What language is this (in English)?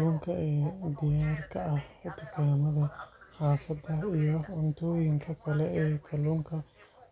Somali